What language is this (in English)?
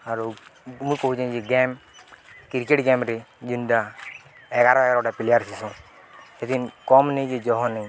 Odia